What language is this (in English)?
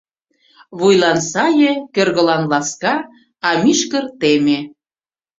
Mari